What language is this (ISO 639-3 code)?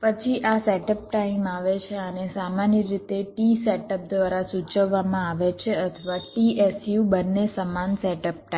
guj